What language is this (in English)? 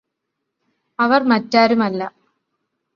Malayalam